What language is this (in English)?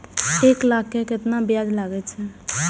Maithili